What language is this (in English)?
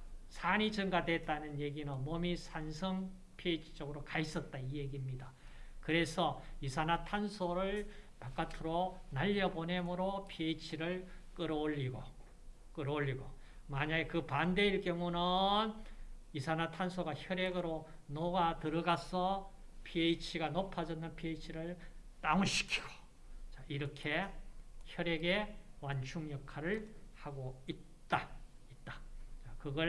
Korean